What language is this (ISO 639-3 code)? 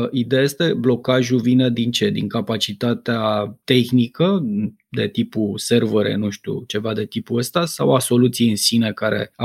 ron